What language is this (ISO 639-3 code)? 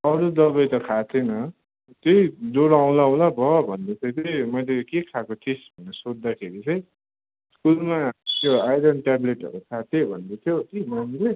nep